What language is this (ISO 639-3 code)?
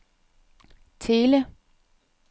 dan